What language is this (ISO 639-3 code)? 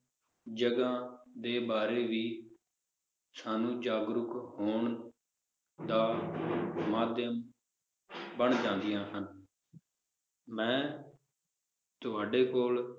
pan